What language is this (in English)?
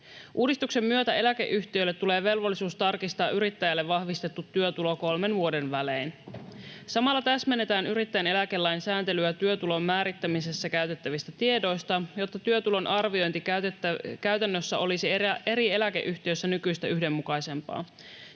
Finnish